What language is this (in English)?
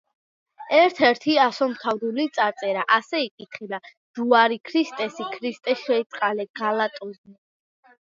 Georgian